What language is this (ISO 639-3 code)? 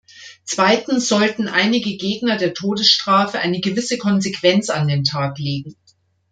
deu